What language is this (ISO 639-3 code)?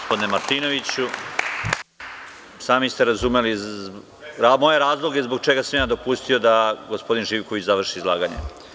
srp